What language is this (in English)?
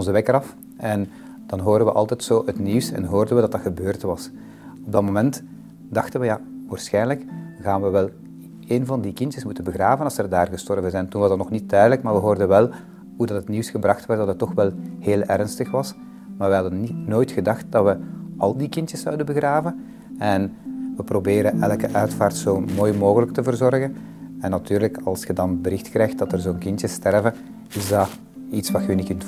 Dutch